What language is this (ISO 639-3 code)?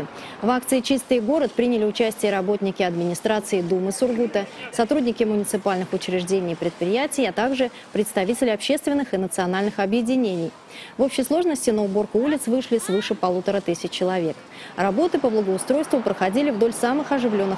rus